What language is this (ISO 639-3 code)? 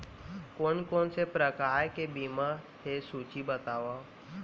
hne